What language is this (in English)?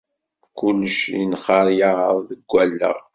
Kabyle